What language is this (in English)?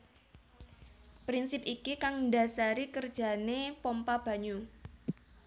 Javanese